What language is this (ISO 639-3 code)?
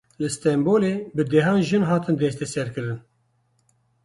kur